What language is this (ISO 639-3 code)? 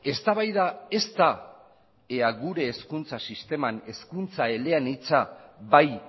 eus